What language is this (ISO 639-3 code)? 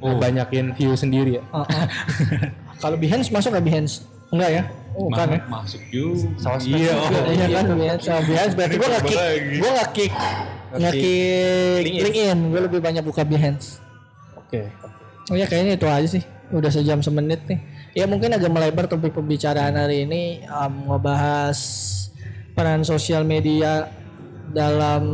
ind